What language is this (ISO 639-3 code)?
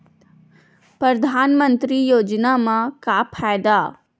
hne